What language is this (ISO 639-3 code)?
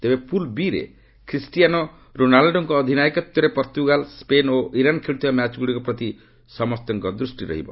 ori